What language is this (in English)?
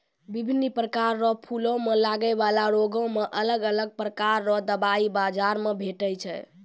Maithili